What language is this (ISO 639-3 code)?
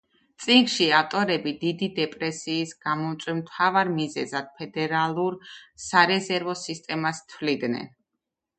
kat